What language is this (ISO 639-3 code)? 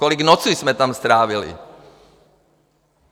ces